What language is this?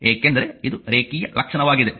Kannada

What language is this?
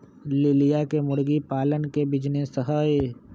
Magahi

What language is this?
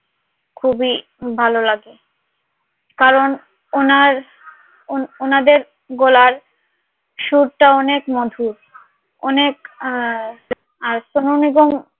Bangla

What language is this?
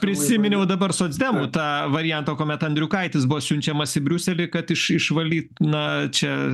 Lithuanian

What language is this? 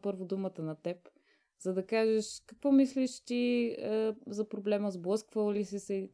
Bulgarian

